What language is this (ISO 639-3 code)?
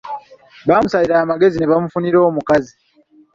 lug